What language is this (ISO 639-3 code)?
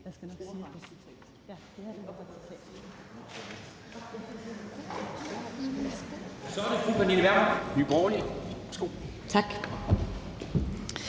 dan